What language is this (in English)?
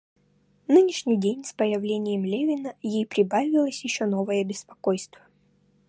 Russian